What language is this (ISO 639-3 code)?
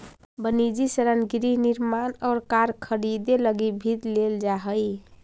mag